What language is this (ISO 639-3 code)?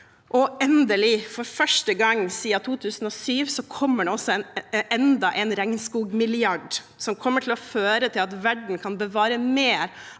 nor